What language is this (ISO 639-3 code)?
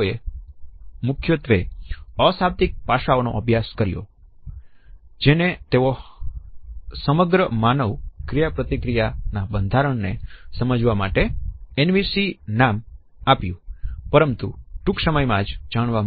guj